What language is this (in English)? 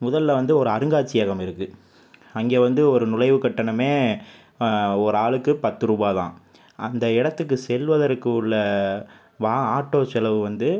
Tamil